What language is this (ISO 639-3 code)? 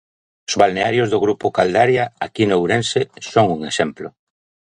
glg